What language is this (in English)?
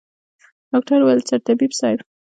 Pashto